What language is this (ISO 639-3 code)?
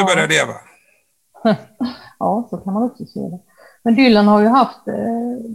swe